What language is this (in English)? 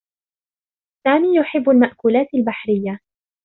Arabic